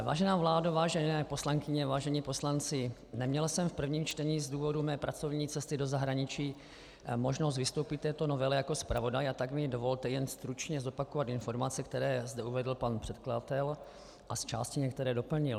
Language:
Czech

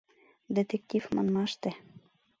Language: Mari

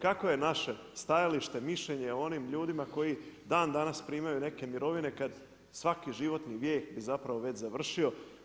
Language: Croatian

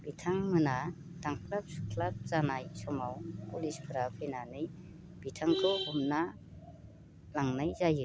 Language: Bodo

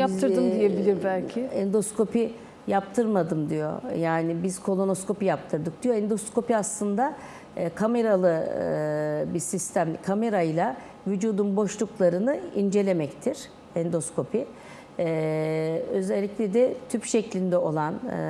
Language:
Turkish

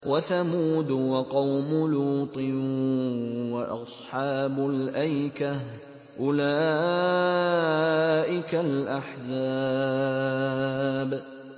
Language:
Arabic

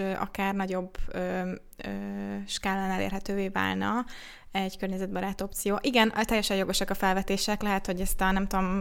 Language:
Hungarian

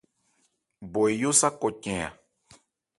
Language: Ebrié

